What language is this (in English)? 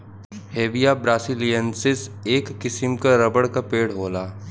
Bhojpuri